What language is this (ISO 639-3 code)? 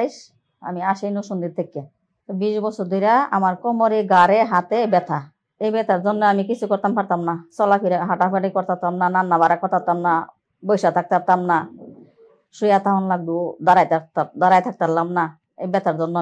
ind